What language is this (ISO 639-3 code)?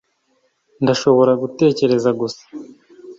kin